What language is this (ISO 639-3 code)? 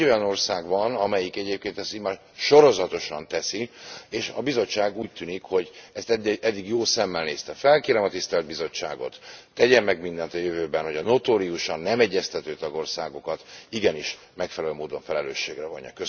hun